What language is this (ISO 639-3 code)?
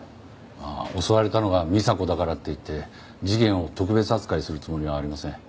jpn